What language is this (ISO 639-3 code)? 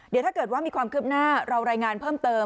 tha